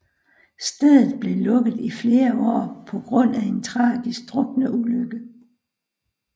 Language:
Danish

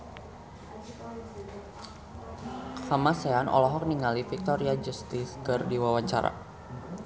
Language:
Sundanese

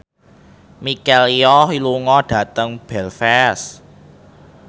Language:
Javanese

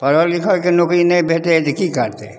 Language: Maithili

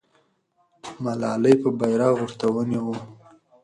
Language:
Pashto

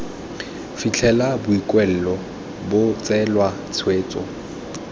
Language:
Tswana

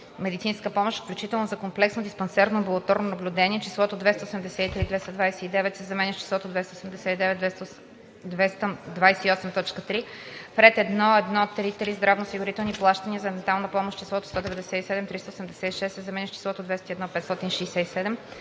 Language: Bulgarian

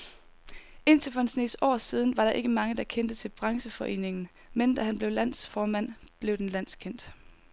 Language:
Danish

